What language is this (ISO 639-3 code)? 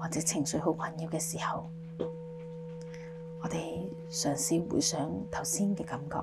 zho